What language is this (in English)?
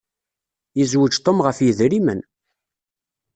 Kabyle